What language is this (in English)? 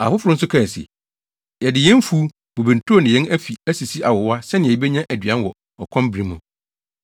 Akan